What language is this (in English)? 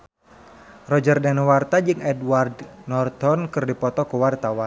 Sundanese